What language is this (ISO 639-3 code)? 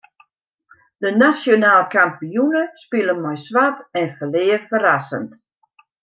fry